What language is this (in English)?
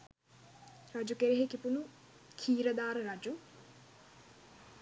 Sinhala